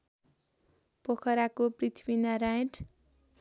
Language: Nepali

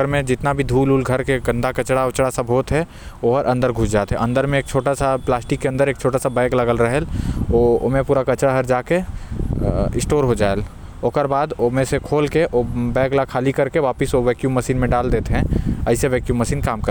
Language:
Korwa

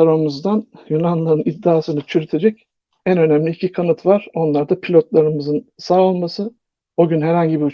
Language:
Turkish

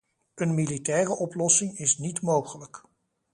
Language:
Dutch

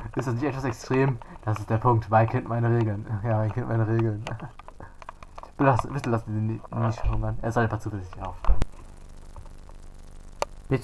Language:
German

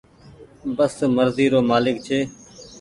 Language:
Goaria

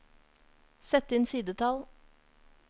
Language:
Norwegian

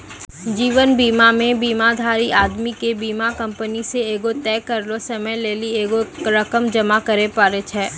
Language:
Maithili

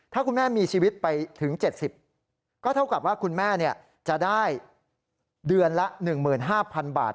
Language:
Thai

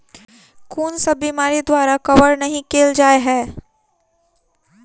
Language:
Maithili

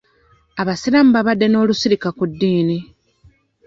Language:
Ganda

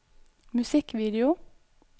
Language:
Norwegian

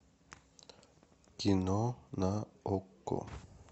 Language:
Russian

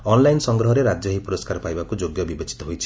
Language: Odia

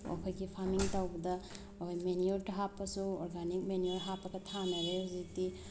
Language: Manipuri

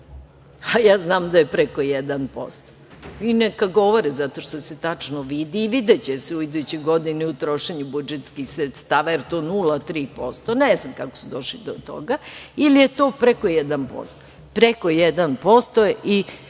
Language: Serbian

